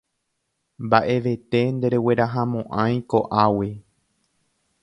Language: Guarani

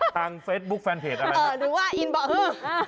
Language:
Thai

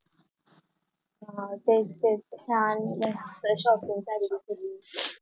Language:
Marathi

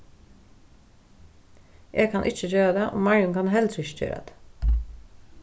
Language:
Faroese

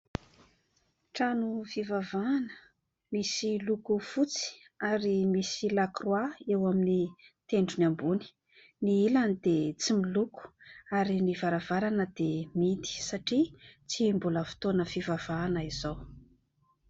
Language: Malagasy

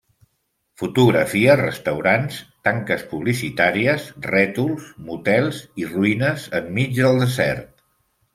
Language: Catalan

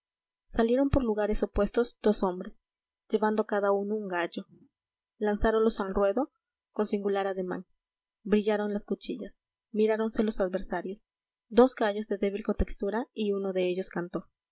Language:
Spanish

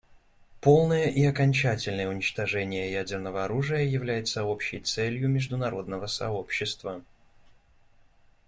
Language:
Russian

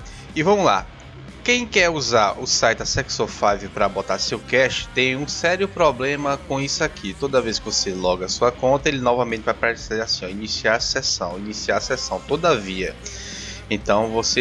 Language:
Portuguese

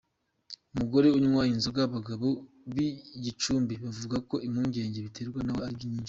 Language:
Kinyarwanda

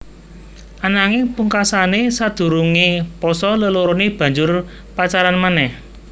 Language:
Javanese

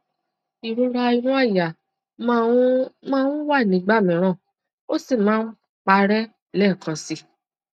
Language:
Yoruba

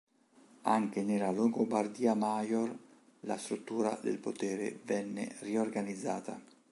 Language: Italian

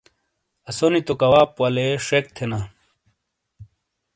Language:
Shina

